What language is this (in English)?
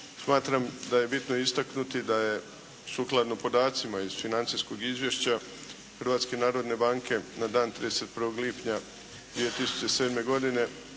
Croatian